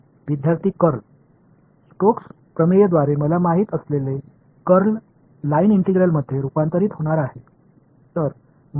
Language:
Tamil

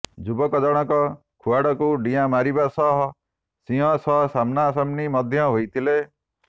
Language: Odia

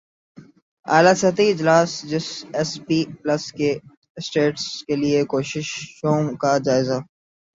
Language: Urdu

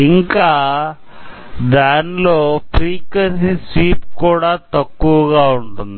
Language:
Telugu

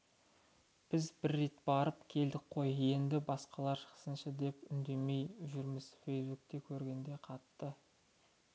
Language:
Kazakh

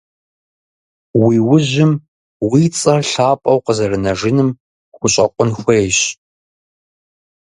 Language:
Kabardian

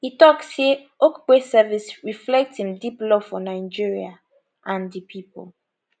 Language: Nigerian Pidgin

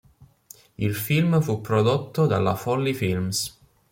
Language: Italian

